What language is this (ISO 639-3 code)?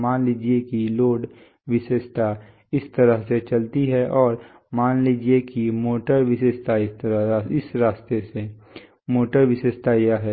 hin